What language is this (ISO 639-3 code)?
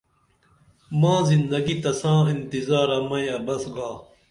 dml